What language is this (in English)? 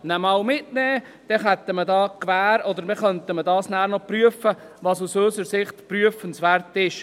Swiss German